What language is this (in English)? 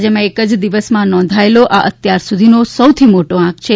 Gujarati